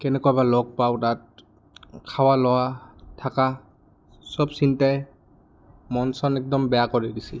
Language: Assamese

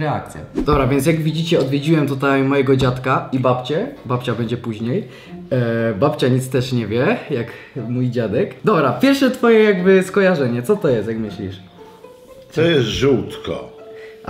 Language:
Polish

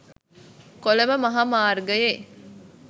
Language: Sinhala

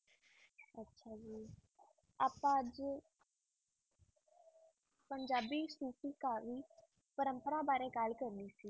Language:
Punjabi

